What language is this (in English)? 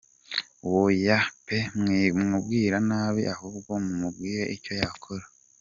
Kinyarwanda